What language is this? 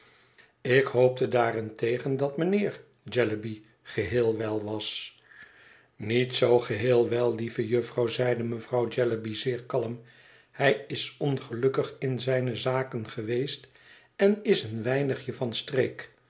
Dutch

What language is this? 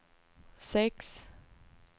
Swedish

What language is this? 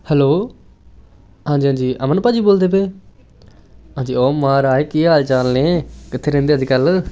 Punjabi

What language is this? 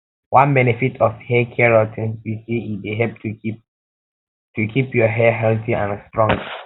Nigerian Pidgin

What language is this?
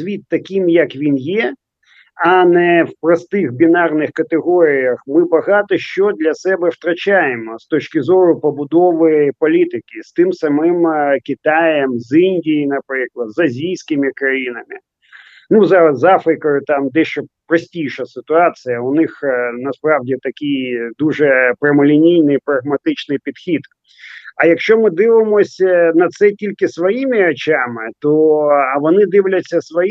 Ukrainian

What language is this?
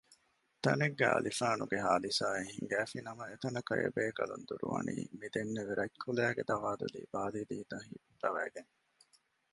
Divehi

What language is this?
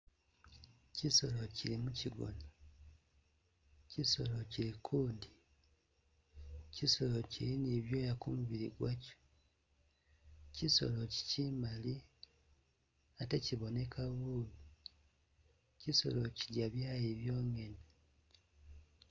Masaaba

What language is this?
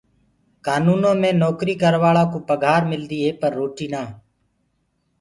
Gurgula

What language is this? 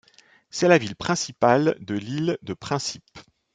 French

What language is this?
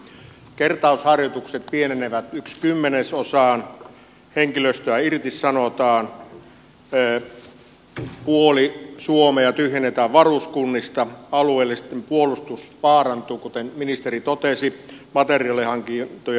Finnish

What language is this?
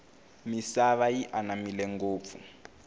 Tsonga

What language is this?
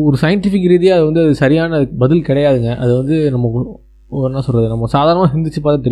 Tamil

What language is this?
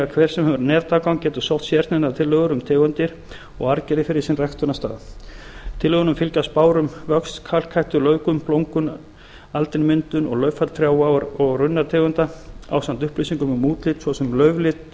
Icelandic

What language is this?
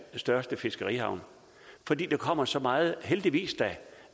Danish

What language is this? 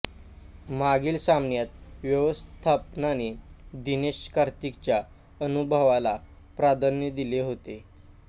Marathi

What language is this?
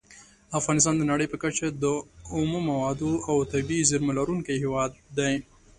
Pashto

